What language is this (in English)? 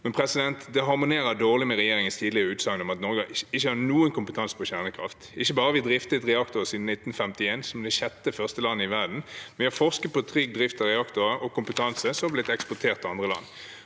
Norwegian